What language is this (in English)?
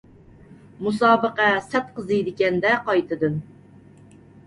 Uyghur